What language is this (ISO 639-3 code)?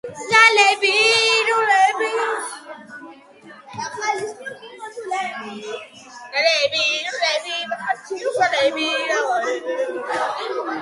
kat